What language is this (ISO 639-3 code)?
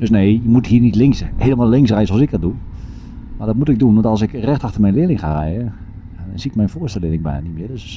nld